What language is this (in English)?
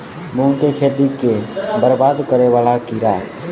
Maithili